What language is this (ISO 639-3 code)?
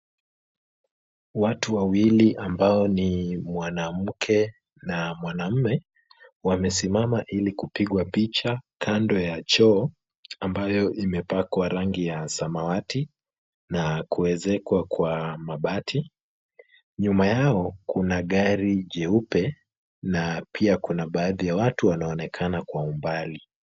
swa